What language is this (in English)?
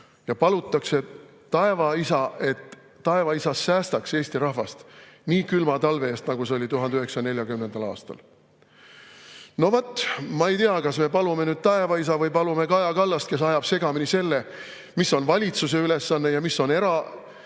Estonian